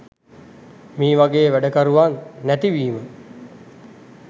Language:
Sinhala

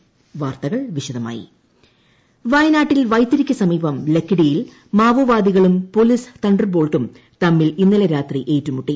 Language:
Malayalam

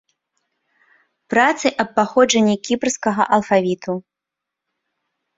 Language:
Belarusian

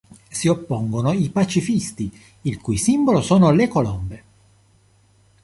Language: Italian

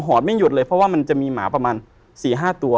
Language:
Thai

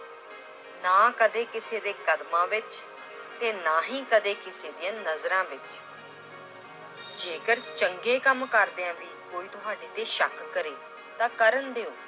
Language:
Punjabi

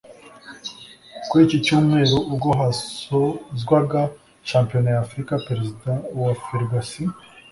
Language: Kinyarwanda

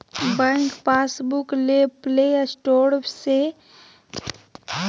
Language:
Magahi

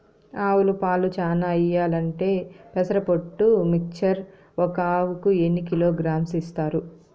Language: Telugu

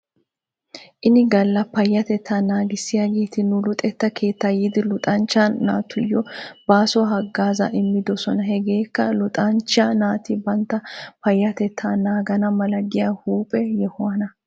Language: Wolaytta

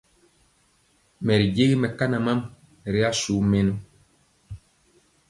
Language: Mpiemo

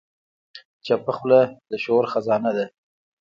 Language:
Pashto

